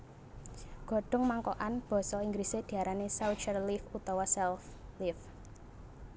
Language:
Javanese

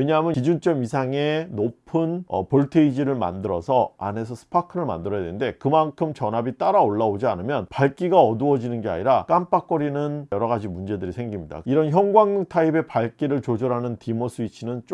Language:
Korean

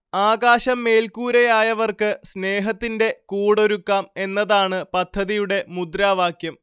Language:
Malayalam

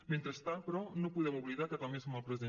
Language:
Catalan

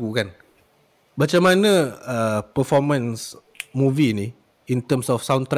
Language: Malay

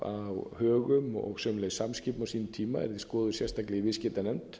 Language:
Icelandic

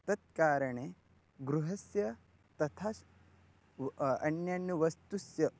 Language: Sanskrit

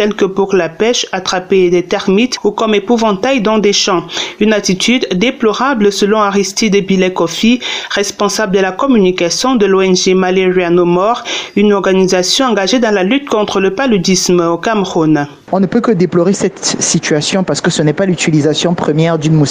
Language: French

